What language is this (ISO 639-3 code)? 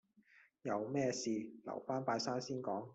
yue